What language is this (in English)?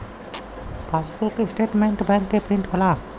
Bhojpuri